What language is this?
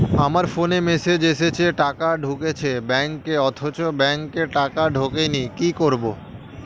Bangla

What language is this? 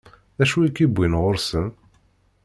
Kabyle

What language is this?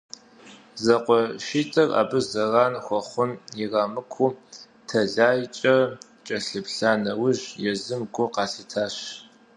Kabardian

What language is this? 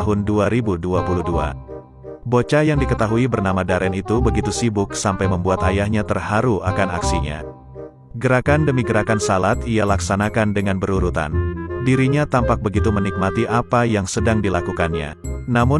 Indonesian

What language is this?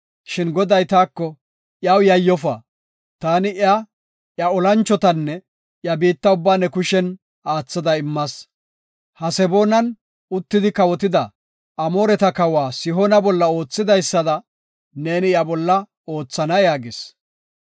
Gofa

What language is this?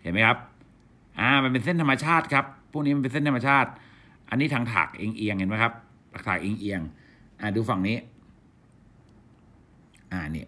Thai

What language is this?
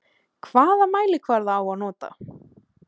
Icelandic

